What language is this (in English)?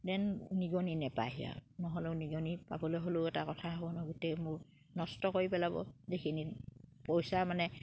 Assamese